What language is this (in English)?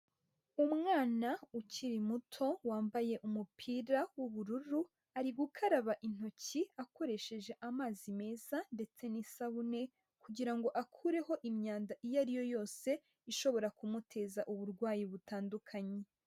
Kinyarwanda